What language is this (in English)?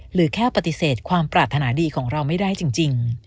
Thai